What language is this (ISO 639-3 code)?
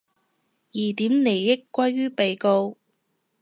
yue